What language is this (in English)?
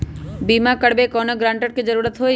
Magahi